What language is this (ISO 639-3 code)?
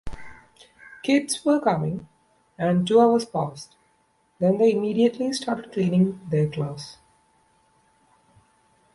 eng